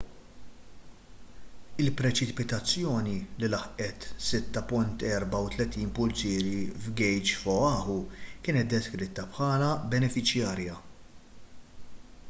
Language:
Maltese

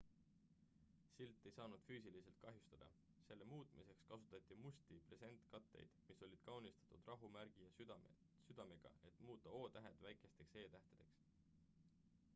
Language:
Estonian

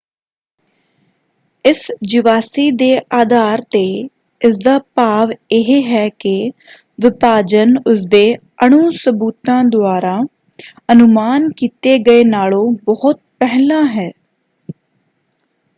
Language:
Punjabi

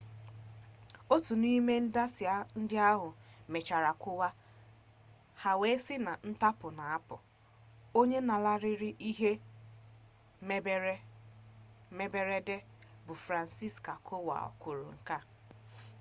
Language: Igbo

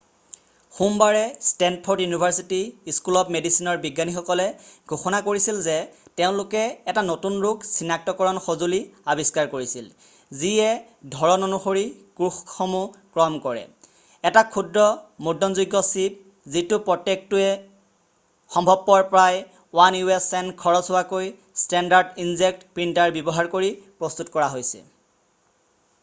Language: Assamese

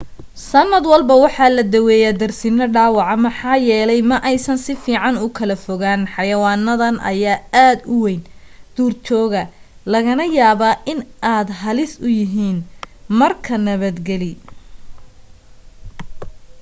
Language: Somali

